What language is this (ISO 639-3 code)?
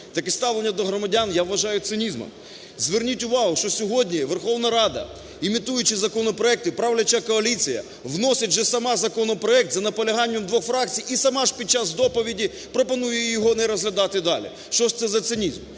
ukr